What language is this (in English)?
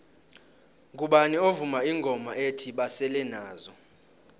South Ndebele